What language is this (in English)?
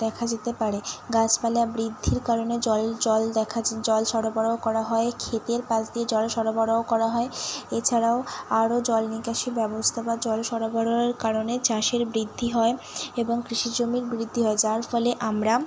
Bangla